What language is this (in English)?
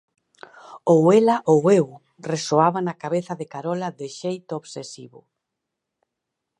Galician